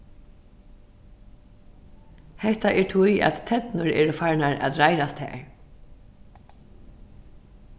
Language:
Faroese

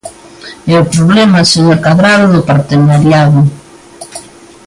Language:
Galician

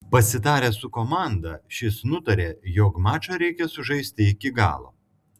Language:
Lithuanian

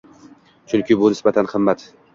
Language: Uzbek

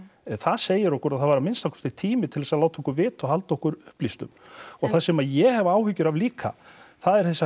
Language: Icelandic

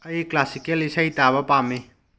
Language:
Manipuri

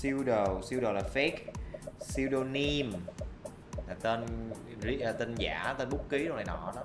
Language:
Vietnamese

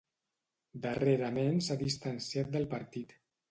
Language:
Catalan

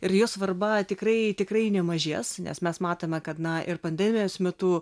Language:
Lithuanian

